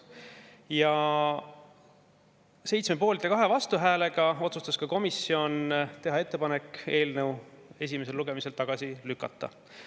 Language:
Estonian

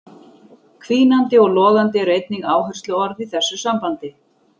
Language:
Icelandic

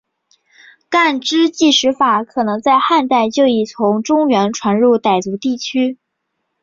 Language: Chinese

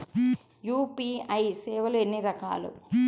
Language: Telugu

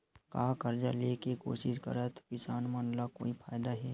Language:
Chhattisgarhi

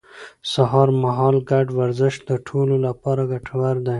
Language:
Pashto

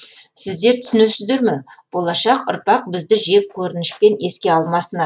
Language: Kazakh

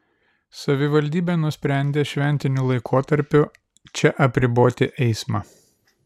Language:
Lithuanian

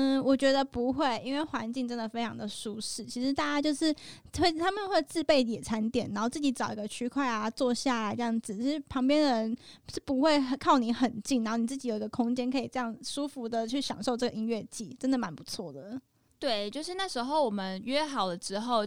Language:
Chinese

